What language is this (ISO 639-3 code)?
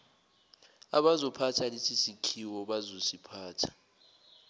zul